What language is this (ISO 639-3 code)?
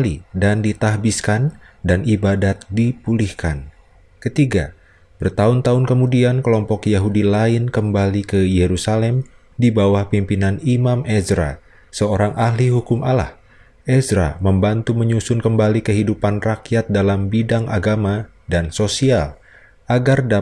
ind